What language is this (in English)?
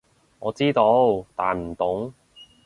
Cantonese